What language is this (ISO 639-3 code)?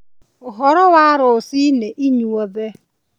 kik